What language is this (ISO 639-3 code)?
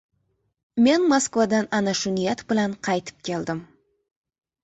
uzb